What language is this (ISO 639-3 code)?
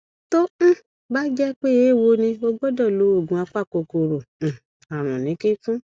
yor